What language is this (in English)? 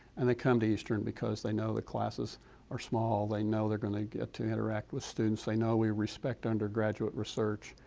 English